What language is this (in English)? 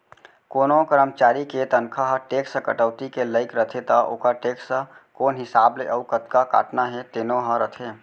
Chhattisgarhi